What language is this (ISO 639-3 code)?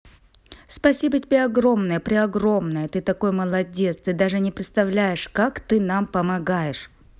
rus